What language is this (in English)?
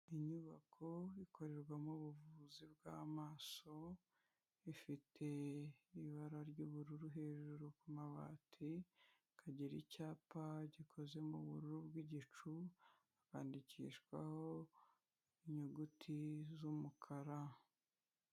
Kinyarwanda